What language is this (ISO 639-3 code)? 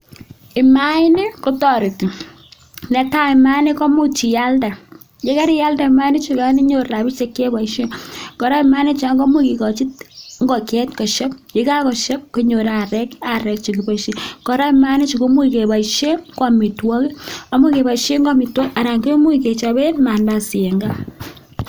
kln